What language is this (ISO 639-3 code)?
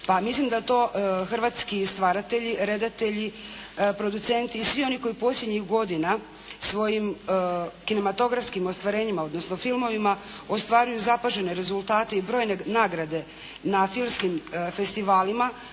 hrv